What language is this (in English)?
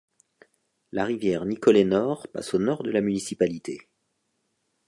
French